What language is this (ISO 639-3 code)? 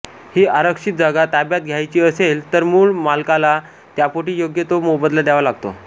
mar